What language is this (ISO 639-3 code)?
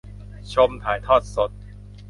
tha